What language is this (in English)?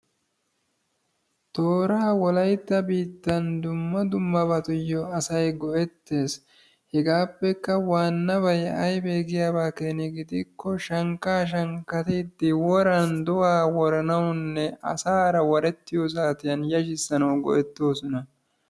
Wolaytta